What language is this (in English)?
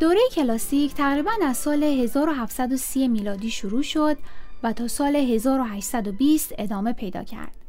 Persian